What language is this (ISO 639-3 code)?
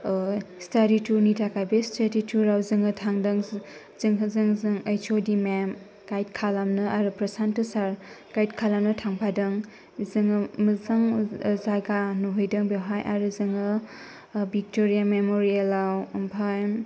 brx